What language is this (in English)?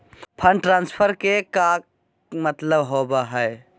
Magahi